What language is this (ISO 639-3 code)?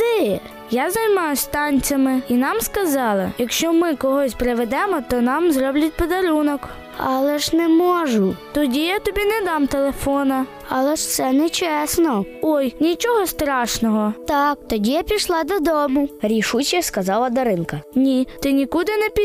ukr